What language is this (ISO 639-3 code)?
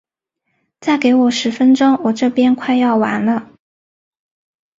zho